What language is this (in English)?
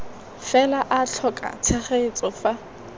Tswana